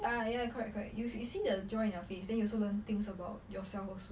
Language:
English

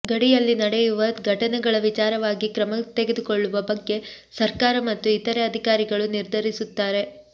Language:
Kannada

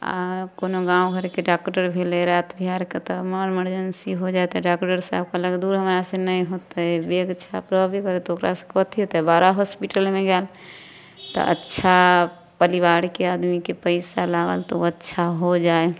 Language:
Maithili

